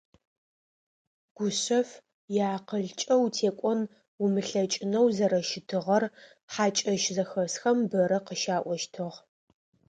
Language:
Adyghe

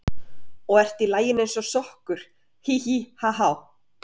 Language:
Icelandic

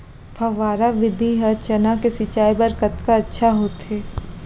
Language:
Chhattisgarhi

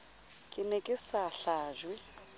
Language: Southern Sotho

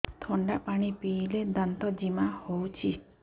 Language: Odia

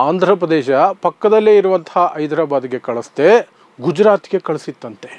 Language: Kannada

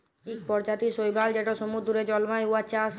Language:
Bangla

